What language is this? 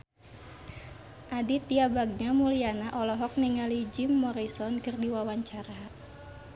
Sundanese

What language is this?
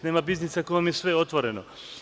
Serbian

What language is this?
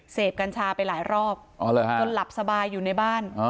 Thai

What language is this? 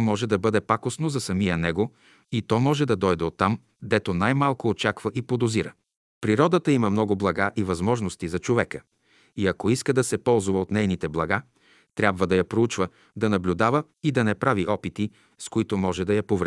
Bulgarian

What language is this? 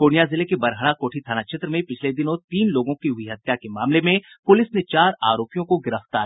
Hindi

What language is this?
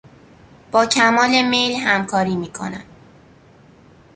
Persian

